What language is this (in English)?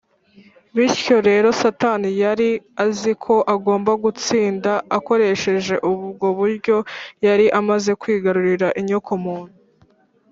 Kinyarwanda